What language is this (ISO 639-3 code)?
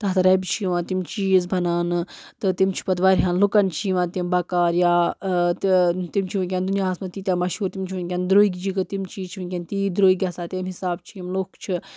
kas